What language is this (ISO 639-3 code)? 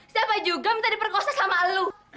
ind